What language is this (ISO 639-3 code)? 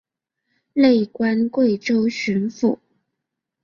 zho